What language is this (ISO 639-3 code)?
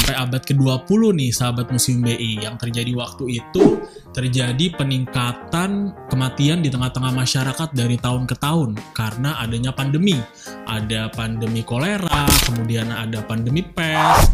ind